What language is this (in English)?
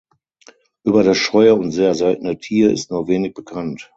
German